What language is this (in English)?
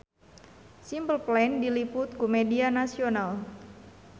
Sundanese